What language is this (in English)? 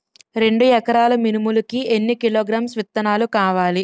Telugu